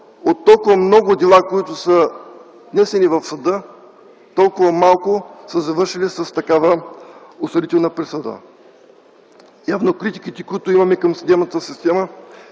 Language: Bulgarian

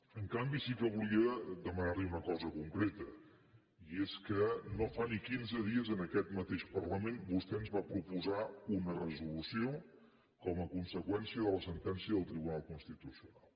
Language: Catalan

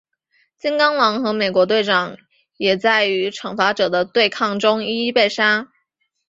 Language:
Chinese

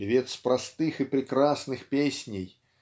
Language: Russian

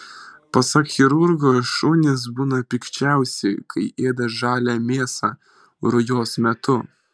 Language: Lithuanian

